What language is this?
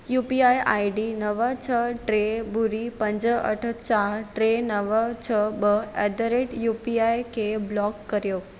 Sindhi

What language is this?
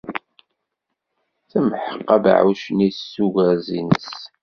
Kabyle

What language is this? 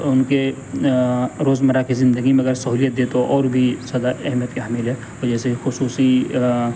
Urdu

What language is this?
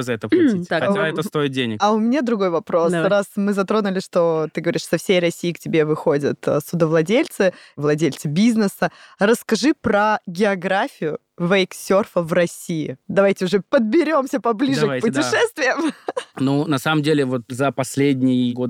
Russian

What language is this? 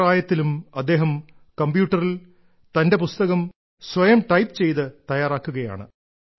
Malayalam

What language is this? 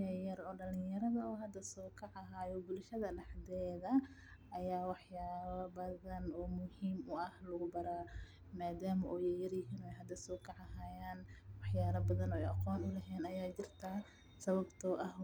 Somali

